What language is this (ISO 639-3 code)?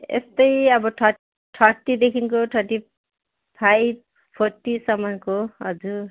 nep